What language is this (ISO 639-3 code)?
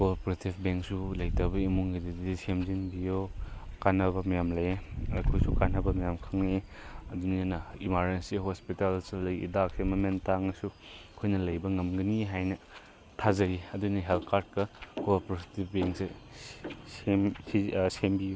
mni